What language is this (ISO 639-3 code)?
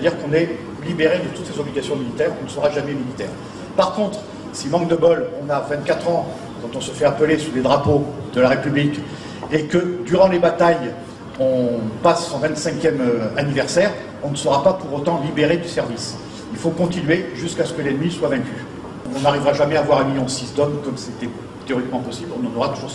fra